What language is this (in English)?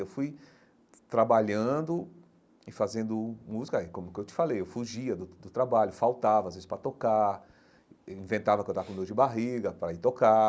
Portuguese